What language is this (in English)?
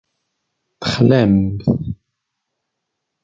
Kabyle